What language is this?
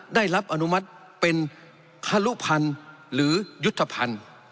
Thai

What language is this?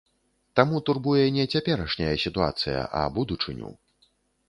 Belarusian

